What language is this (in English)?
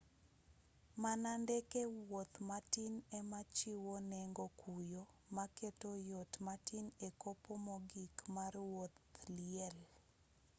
Luo (Kenya and Tanzania)